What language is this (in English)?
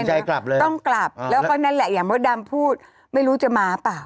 Thai